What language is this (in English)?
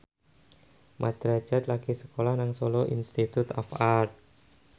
Javanese